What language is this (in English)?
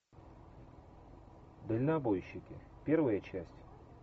Russian